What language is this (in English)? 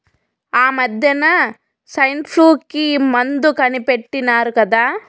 Telugu